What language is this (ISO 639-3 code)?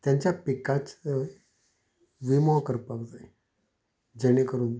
kok